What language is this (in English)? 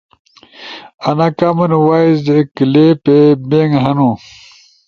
Ushojo